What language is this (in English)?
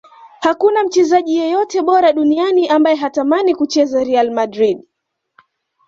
Swahili